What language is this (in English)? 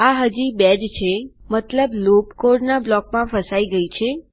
Gujarati